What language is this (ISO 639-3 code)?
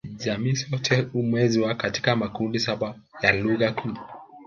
swa